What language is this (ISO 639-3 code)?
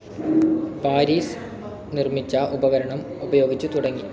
mal